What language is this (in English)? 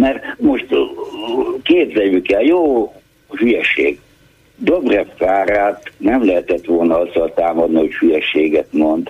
Hungarian